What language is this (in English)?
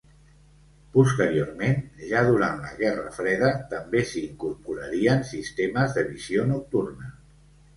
Catalan